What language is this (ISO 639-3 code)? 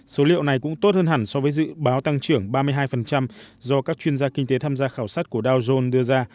vie